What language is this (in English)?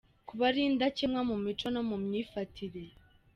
Kinyarwanda